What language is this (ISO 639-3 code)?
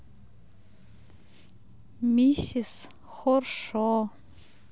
rus